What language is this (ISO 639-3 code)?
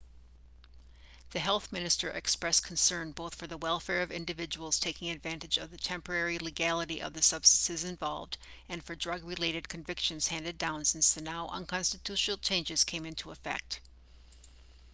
eng